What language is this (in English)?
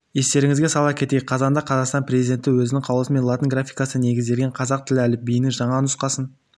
Kazakh